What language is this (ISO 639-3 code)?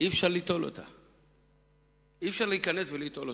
heb